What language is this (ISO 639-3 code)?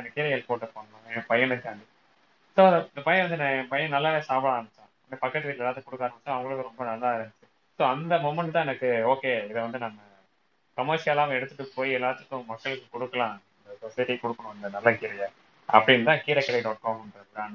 tam